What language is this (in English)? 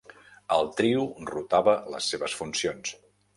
Catalan